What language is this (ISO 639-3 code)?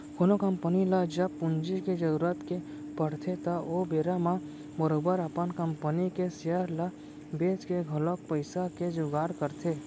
hne